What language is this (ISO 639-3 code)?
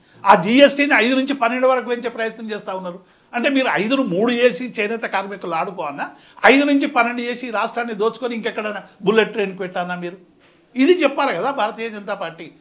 hin